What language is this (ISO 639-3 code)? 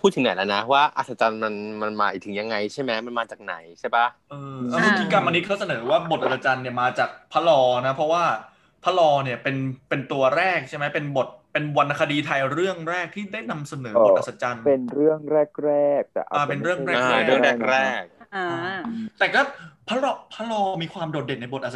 tha